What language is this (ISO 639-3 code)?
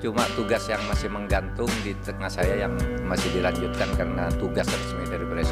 ind